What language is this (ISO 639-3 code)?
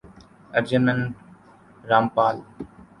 urd